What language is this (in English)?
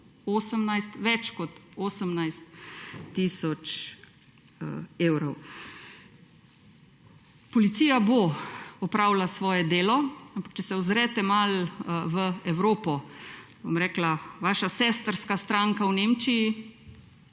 Slovenian